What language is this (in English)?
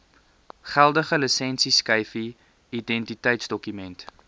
Afrikaans